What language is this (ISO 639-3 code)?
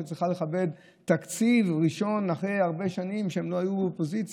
heb